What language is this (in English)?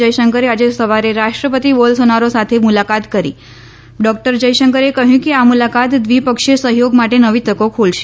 Gujarati